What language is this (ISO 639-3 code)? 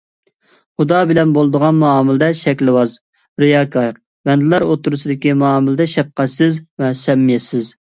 uig